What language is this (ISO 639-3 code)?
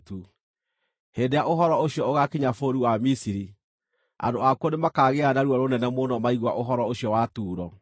kik